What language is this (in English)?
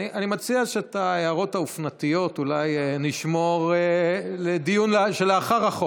Hebrew